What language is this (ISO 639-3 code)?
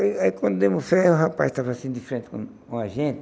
por